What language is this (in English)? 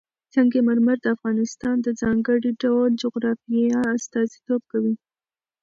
Pashto